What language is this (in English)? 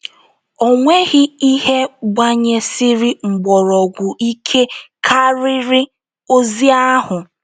Igbo